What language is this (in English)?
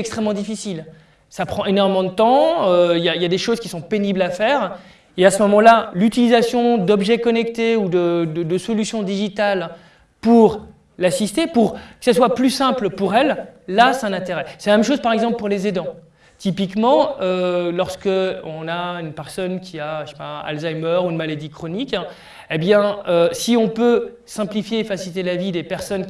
French